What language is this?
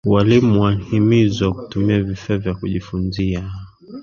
Swahili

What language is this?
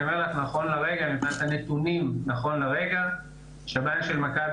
Hebrew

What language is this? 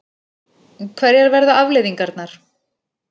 Icelandic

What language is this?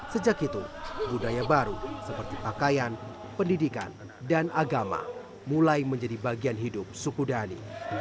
Indonesian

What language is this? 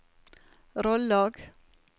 Norwegian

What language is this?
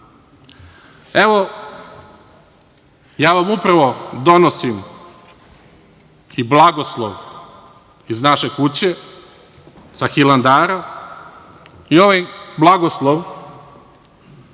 Serbian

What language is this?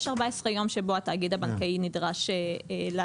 Hebrew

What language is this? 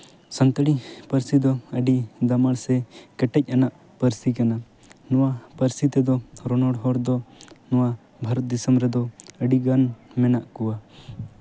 Santali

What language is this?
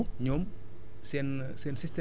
Wolof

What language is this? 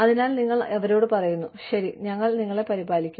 Malayalam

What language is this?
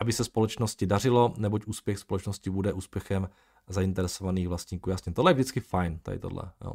Czech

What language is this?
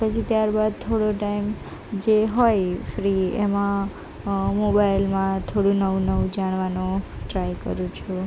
Gujarati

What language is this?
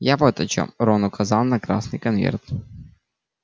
Russian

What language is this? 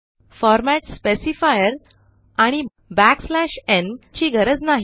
Marathi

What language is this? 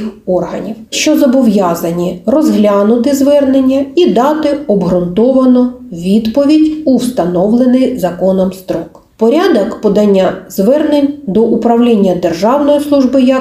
Ukrainian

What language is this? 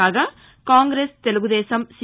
Telugu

